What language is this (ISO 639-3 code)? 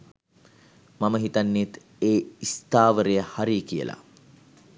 sin